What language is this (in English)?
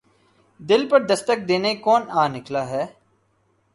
Urdu